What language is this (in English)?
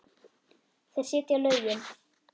Icelandic